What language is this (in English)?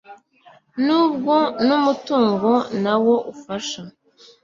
Kinyarwanda